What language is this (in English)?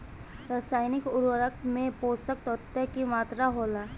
Bhojpuri